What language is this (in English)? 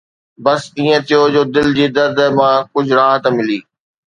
Sindhi